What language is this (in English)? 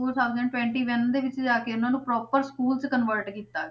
Punjabi